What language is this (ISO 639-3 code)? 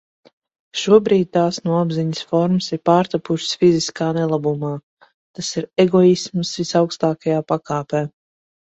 lav